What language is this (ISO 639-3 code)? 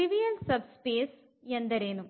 kan